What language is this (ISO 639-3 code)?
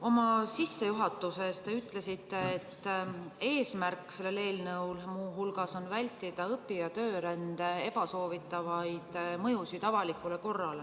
est